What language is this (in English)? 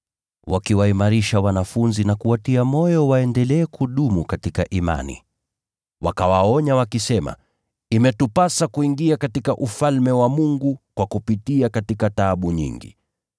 Swahili